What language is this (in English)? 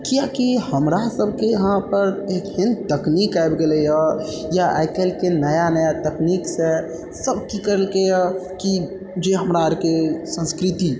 Maithili